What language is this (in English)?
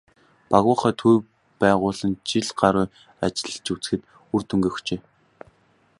Mongolian